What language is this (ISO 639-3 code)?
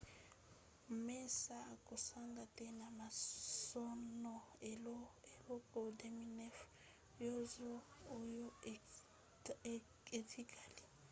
lin